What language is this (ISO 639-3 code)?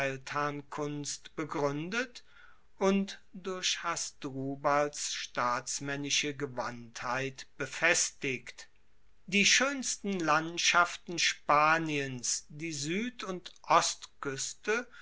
deu